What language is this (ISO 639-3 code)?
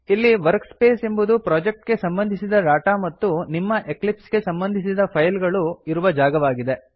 kan